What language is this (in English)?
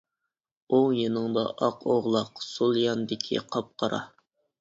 Uyghur